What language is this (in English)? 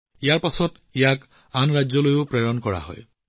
Assamese